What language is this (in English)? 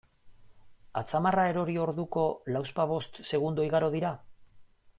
Basque